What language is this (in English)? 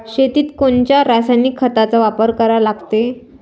Marathi